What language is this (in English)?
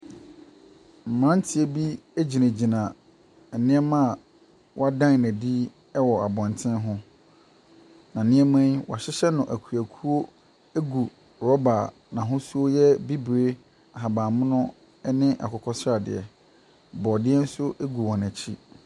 Akan